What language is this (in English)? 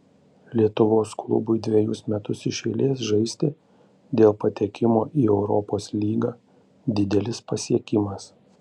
Lithuanian